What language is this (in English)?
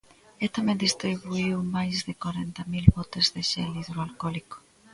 Galician